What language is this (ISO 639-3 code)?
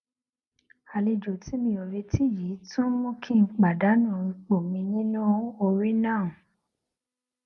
yor